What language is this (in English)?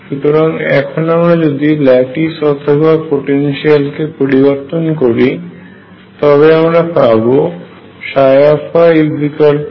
Bangla